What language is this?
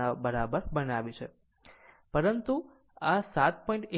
Gujarati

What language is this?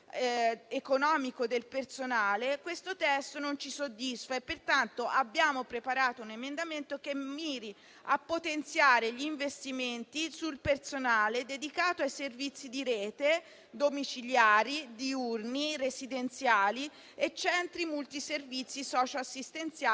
Italian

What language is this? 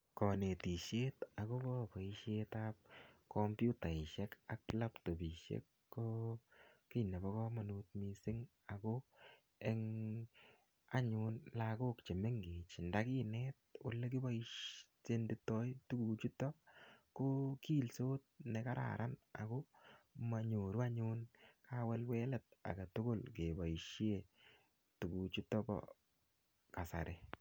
Kalenjin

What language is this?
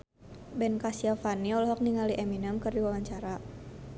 Sundanese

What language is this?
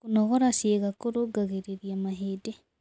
Kikuyu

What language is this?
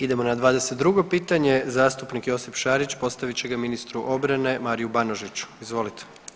Croatian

